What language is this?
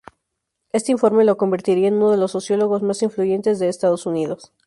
Spanish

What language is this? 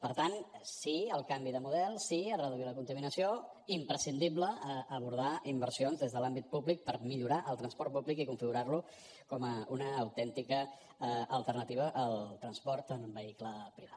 Catalan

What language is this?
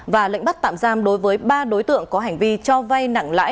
Vietnamese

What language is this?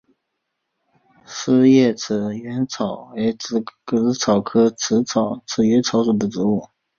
Chinese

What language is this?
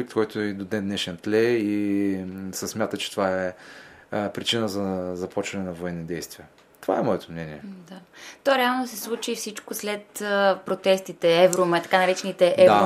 Bulgarian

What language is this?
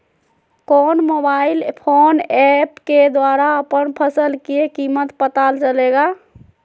Magahi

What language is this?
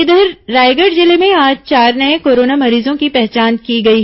Hindi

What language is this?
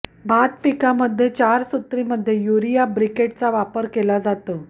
Marathi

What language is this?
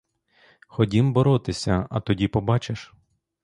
Ukrainian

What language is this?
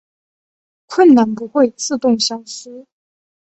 Chinese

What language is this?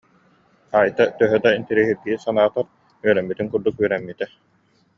Yakut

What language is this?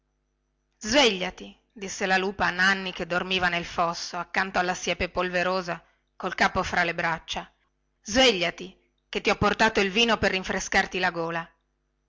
Italian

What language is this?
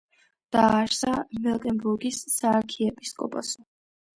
Georgian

